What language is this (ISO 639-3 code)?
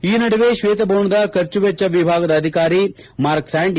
kan